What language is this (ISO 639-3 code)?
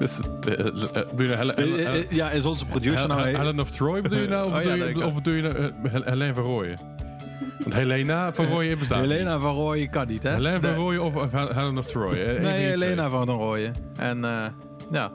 nld